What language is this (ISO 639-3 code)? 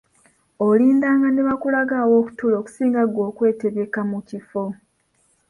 lug